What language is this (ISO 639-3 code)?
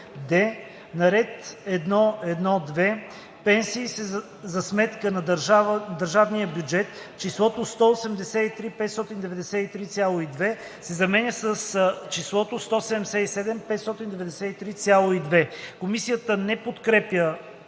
bul